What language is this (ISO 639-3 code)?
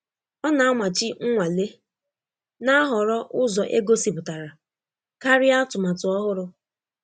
ibo